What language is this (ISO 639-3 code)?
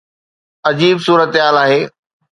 snd